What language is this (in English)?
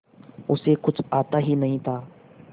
Hindi